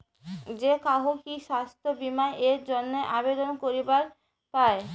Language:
Bangla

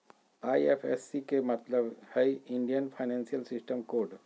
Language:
Magahi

